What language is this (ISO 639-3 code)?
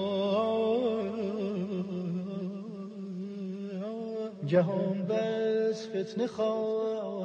fas